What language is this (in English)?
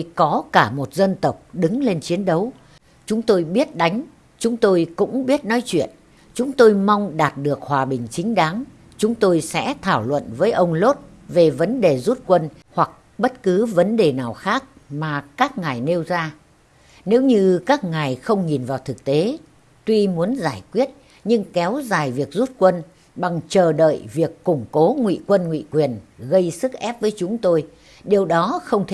Vietnamese